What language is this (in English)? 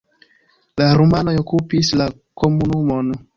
Esperanto